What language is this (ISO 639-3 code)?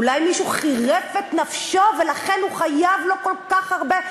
heb